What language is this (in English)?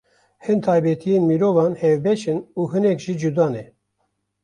Kurdish